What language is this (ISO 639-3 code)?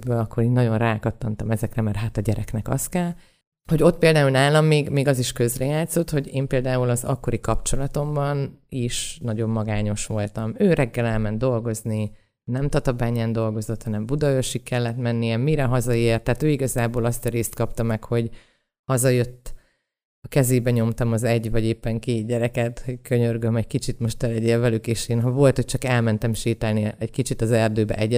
hun